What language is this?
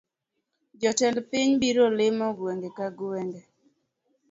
Luo (Kenya and Tanzania)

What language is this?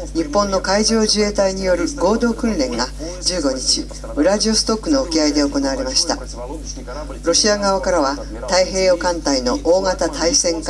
Japanese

